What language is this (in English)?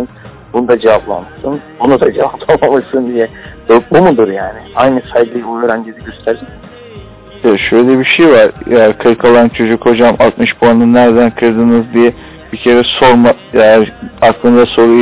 Turkish